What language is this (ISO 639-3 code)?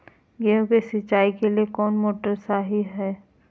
mag